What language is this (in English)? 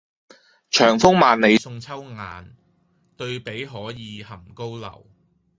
Cantonese